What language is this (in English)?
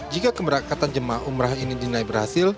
Indonesian